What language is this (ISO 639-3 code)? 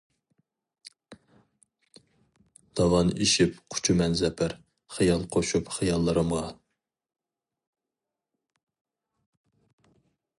uig